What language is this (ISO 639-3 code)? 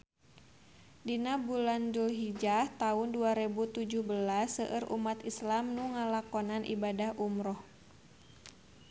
sun